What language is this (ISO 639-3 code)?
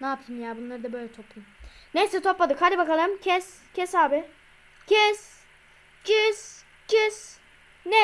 tur